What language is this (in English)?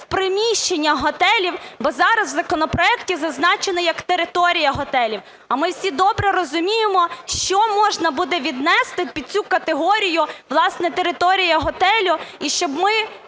Ukrainian